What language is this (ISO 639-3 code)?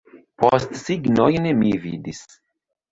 epo